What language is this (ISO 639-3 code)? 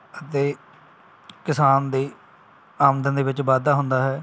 pan